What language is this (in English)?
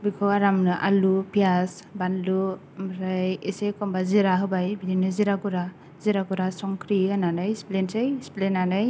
Bodo